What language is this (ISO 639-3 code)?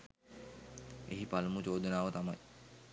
sin